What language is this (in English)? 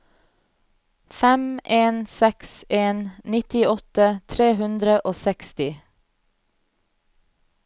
Norwegian